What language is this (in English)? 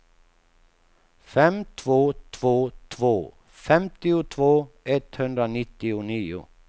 Swedish